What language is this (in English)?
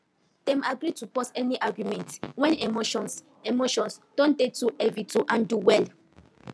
Nigerian Pidgin